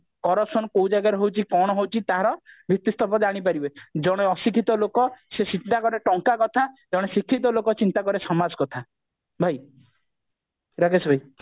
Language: Odia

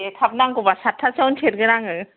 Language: Bodo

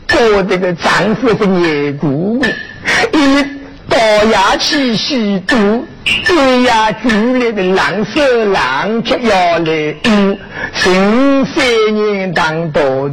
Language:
Chinese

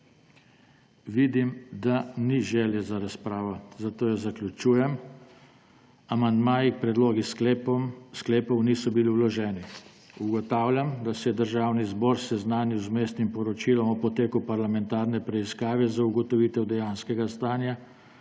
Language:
Slovenian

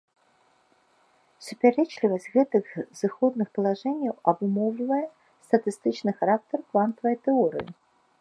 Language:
Belarusian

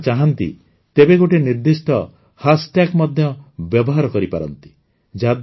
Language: Odia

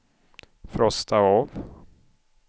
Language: Swedish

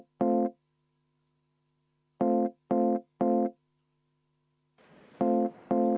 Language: Estonian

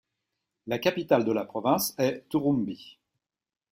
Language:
French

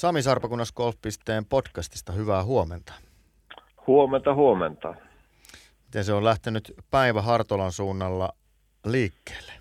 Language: Finnish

